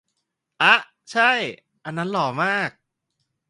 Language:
Thai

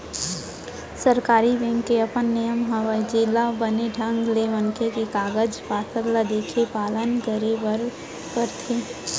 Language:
Chhattisgarhi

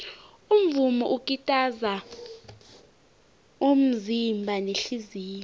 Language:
South Ndebele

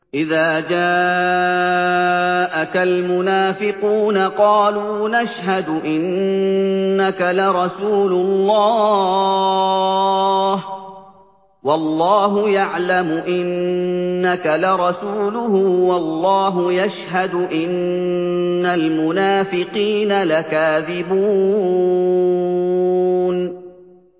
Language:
Arabic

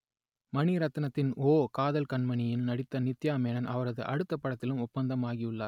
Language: Tamil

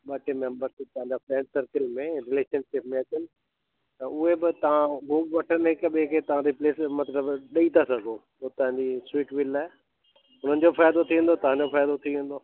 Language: Sindhi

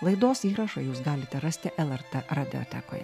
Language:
Lithuanian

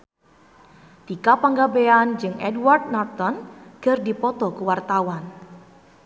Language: Sundanese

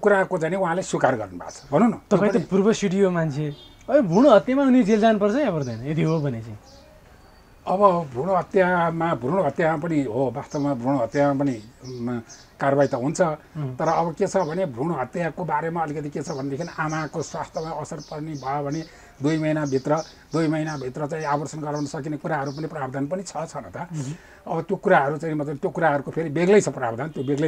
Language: Arabic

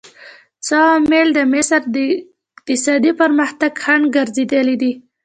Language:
Pashto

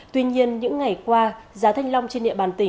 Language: Vietnamese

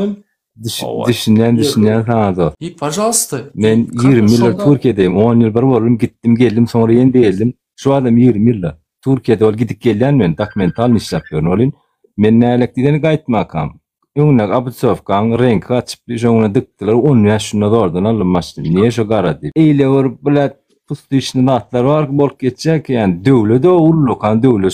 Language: Turkish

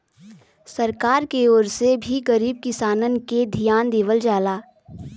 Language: Bhojpuri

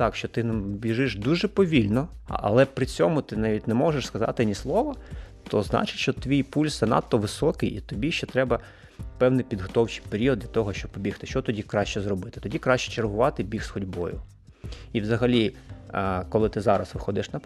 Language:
Ukrainian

